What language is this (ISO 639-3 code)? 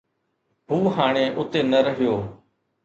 snd